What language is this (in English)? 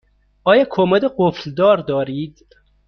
Persian